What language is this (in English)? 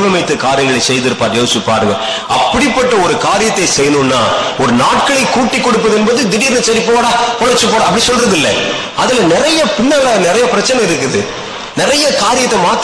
Tamil